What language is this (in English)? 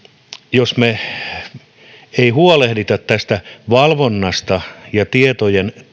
Finnish